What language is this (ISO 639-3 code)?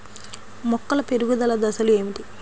tel